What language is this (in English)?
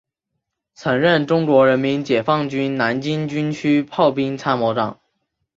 Chinese